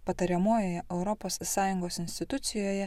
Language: Lithuanian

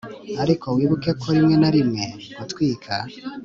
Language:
Kinyarwanda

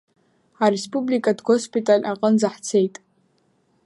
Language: Abkhazian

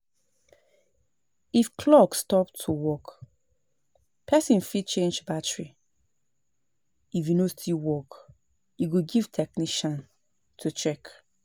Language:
Nigerian Pidgin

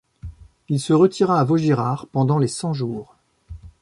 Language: French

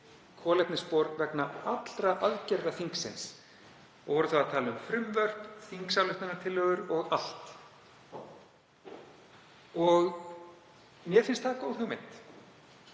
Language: Icelandic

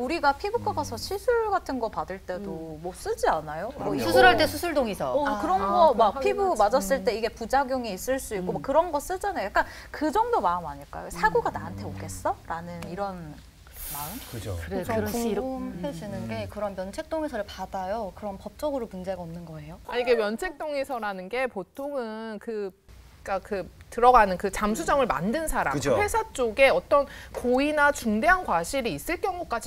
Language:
Korean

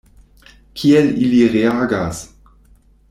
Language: Esperanto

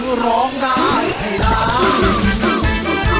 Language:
Thai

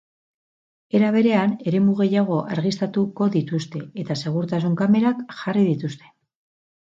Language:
Basque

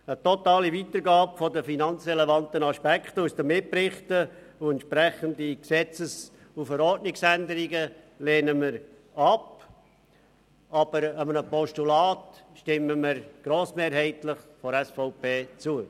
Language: Swiss German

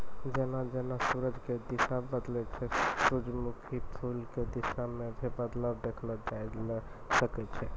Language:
Maithili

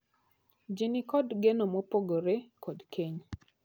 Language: Luo (Kenya and Tanzania)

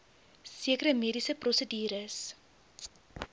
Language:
Afrikaans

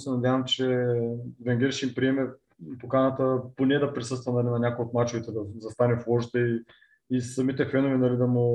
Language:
Bulgarian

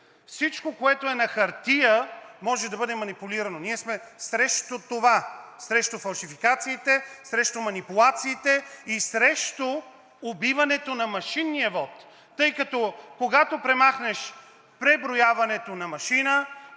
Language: Bulgarian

